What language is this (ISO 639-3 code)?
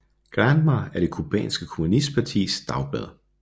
dan